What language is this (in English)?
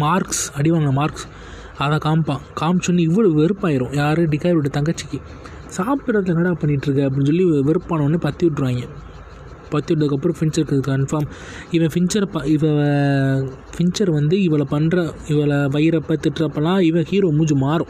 Tamil